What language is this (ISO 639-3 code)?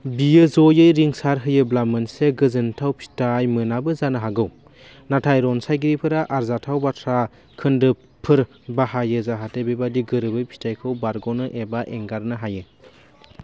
brx